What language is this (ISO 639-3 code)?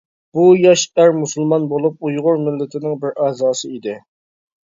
uig